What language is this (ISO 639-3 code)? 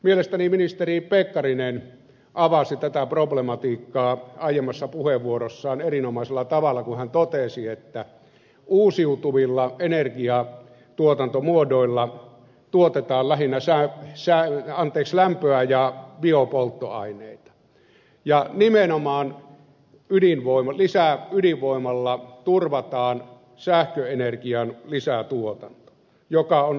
fin